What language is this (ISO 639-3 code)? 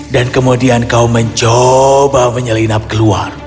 ind